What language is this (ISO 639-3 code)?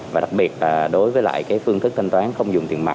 vie